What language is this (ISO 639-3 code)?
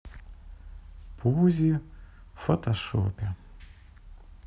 rus